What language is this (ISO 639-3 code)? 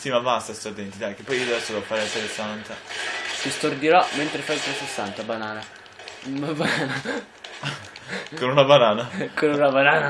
ita